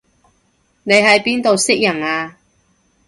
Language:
Cantonese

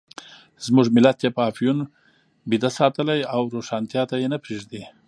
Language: Pashto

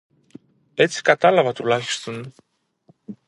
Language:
Greek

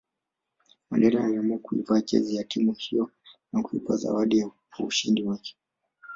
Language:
Swahili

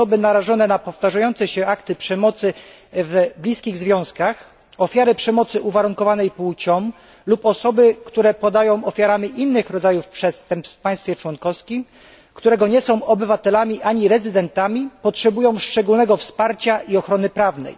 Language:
Polish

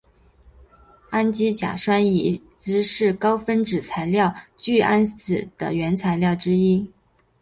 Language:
Chinese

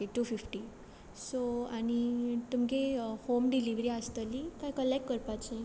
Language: Konkani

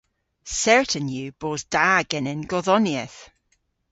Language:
Cornish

